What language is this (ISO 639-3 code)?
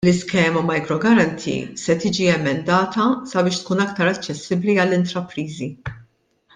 mlt